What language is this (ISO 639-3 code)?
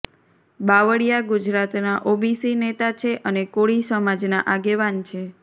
guj